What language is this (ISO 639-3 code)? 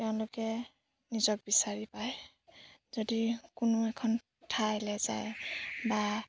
asm